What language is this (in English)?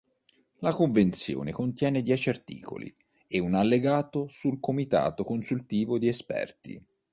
Italian